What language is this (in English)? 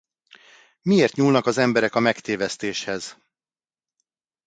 Hungarian